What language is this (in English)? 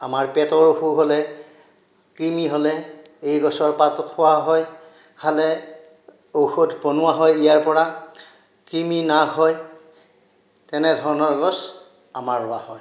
Assamese